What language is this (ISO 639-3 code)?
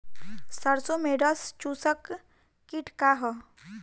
bho